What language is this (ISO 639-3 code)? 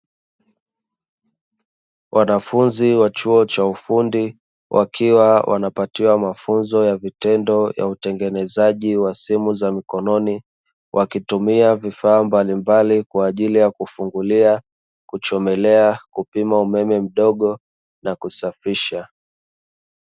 swa